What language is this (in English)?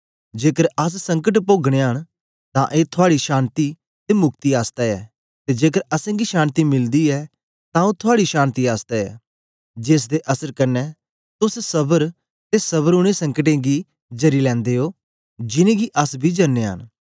Dogri